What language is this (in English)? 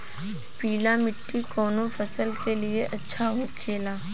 Bhojpuri